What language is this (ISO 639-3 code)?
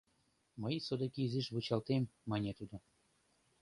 chm